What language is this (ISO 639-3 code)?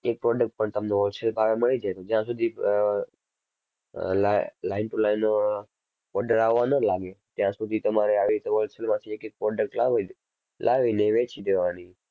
guj